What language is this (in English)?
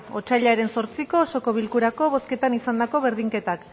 Basque